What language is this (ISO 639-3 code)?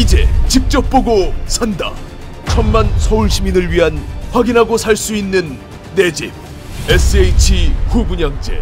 kor